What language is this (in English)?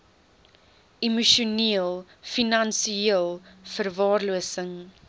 Afrikaans